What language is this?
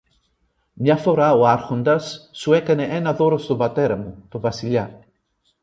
Greek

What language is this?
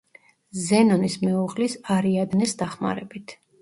Georgian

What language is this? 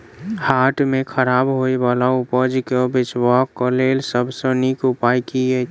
Maithili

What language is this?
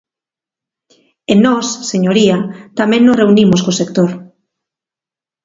Galician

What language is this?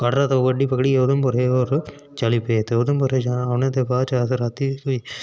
Dogri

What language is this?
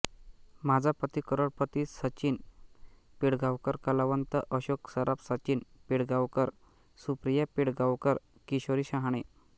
Marathi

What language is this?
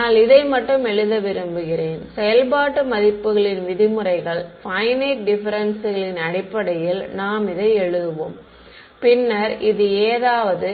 Tamil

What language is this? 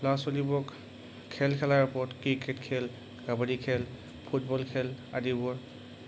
Assamese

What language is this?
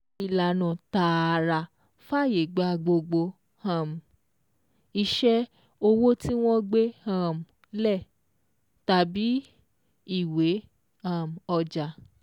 Yoruba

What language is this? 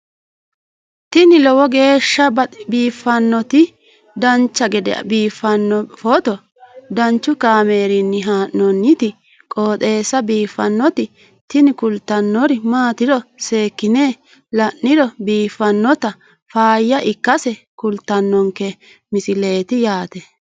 Sidamo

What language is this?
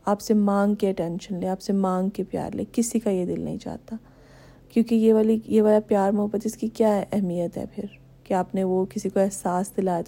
Urdu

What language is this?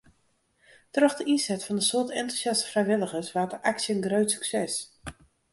Western Frisian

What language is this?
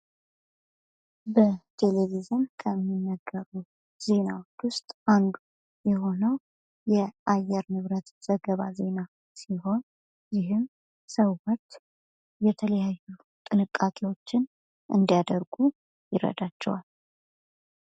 Amharic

